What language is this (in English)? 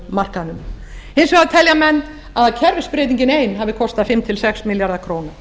Icelandic